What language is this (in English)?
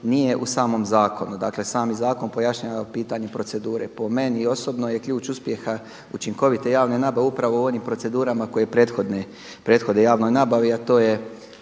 Croatian